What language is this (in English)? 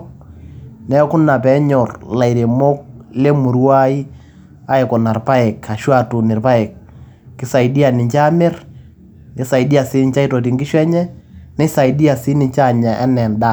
Masai